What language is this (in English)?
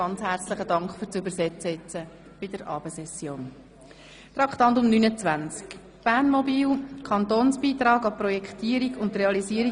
Swiss German